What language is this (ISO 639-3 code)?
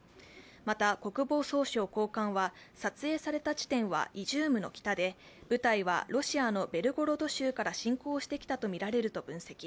jpn